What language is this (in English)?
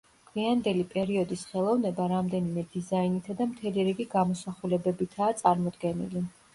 Georgian